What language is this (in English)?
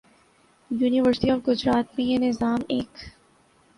Urdu